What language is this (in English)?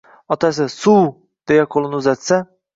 Uzbek